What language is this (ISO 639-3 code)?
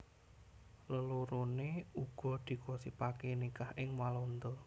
jav